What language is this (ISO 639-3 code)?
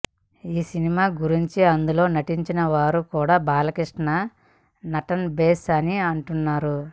tel